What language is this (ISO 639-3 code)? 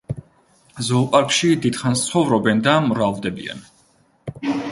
kat